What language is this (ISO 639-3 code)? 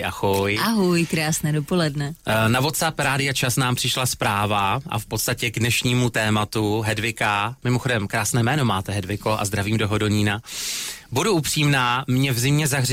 ces